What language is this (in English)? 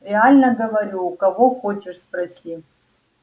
Russian